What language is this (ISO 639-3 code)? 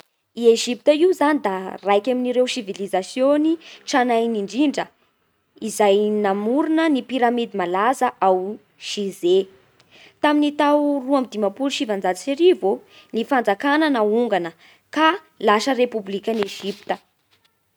bhr